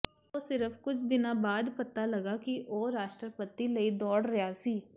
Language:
Punjabi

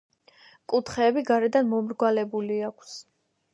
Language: Georgian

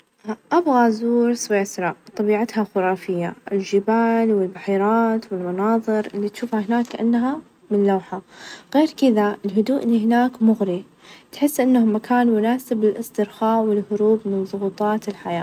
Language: Najdi Arabic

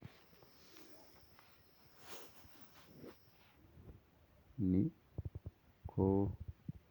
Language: Kalenjin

